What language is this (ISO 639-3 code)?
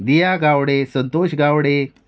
kok